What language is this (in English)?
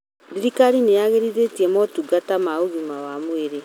Kikuyu